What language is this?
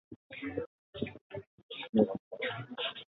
Basque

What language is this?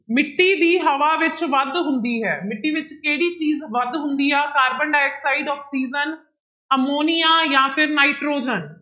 Punjabi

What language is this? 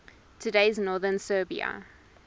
English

